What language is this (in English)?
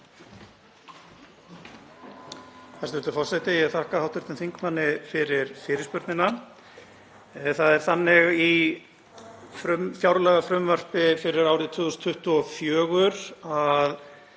Icelandic